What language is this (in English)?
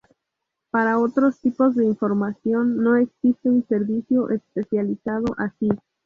Spanish